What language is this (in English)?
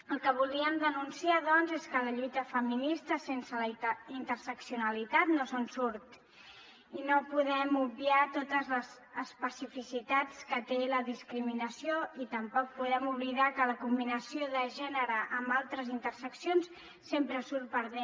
Catalan